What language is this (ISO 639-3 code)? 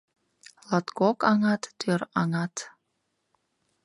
chm